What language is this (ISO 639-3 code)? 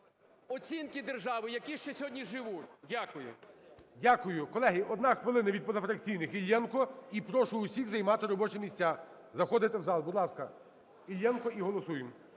ukr